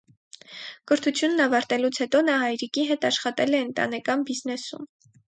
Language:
Armenian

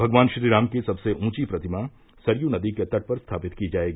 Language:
Hindi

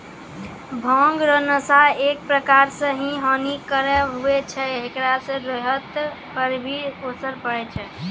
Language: Maithili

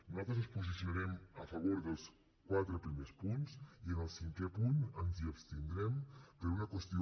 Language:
Catalan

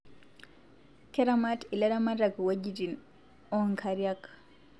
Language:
Masai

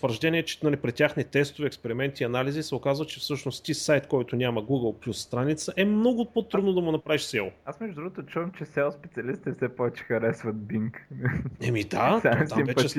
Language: Bulgarian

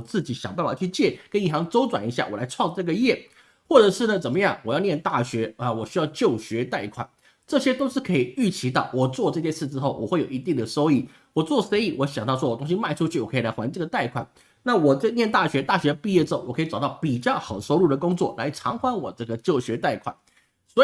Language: Chinese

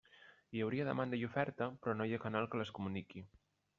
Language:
Catalan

